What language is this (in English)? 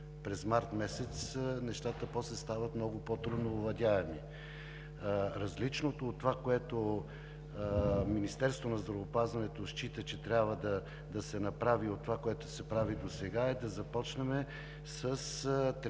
Bulgarian